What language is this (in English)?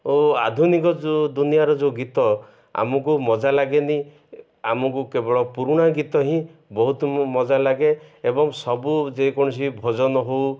Odia